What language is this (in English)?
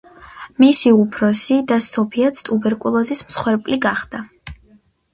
Georgian